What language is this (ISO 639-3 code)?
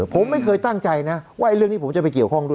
tha